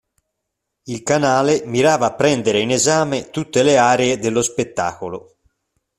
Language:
Italian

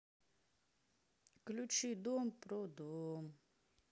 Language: Russian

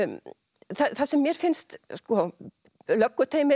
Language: Icelandic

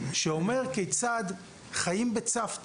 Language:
Hebrew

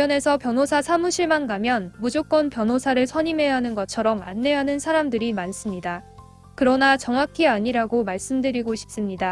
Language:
Korean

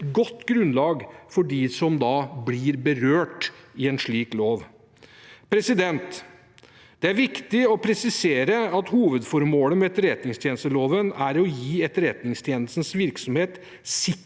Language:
Norwegian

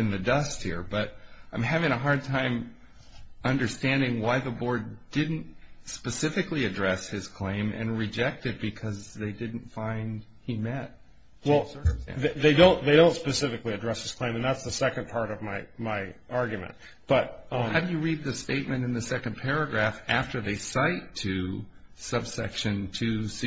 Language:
English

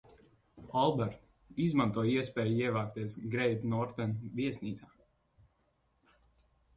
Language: Latvian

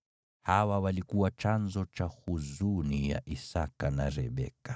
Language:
Swahili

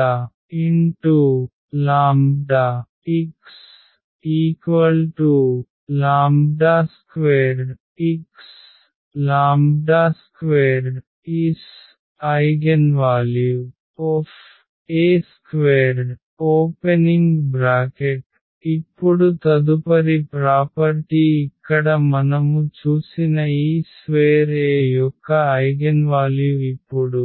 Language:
Telugu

